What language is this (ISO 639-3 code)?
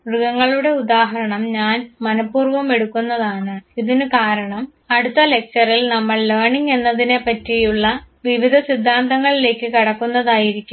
mal